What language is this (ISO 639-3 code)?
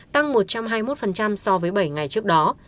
vie